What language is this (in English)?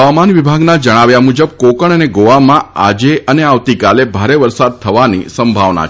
Gujarati